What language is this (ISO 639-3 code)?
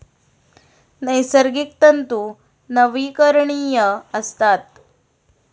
mar